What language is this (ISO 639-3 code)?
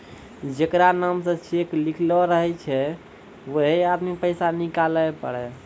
mai